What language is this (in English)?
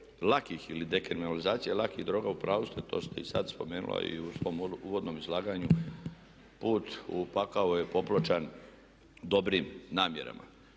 Croatian